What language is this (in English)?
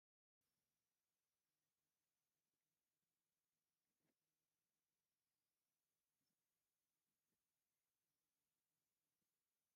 Tigrinya